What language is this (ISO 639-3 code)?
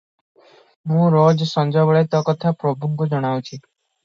ori